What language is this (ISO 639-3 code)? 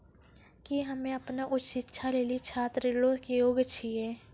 mai